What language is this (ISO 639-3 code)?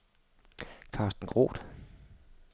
dan